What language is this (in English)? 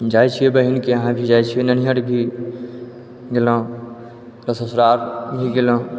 Maithili